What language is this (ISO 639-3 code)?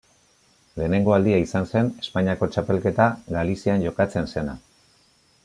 eus